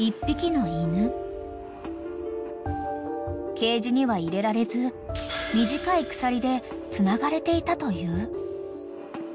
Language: Japanese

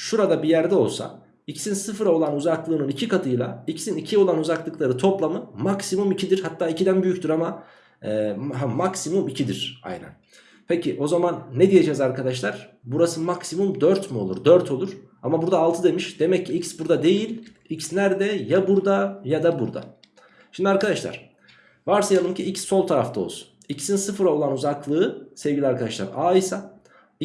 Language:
Turkish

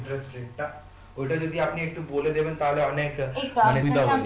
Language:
Bangla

